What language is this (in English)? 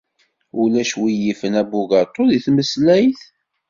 Kabyle